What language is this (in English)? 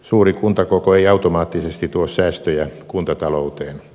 Finnish